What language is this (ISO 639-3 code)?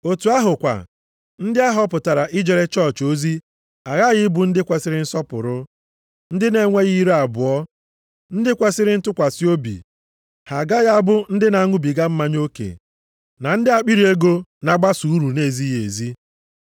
ibo